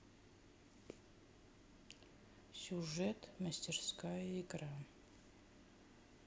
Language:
Russian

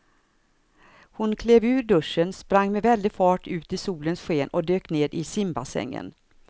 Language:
Swedish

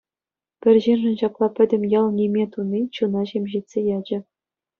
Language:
Chuvash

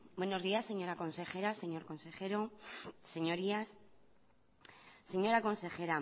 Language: Spanish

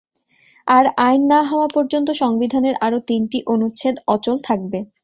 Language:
Bangla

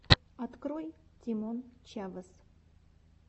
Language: Russian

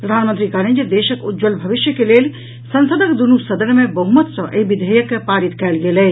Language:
Maithili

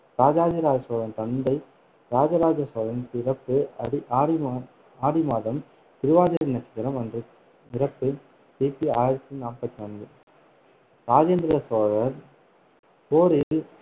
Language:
Tamil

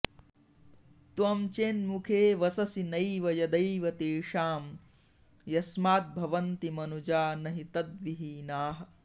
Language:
Sanskrit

